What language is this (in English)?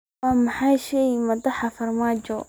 Somali